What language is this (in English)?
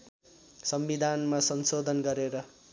Nepali